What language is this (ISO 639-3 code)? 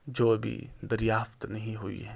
urd